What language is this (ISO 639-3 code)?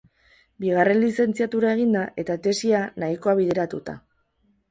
eus